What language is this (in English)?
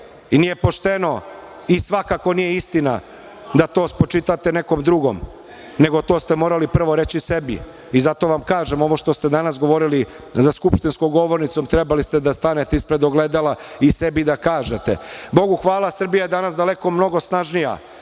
Serbian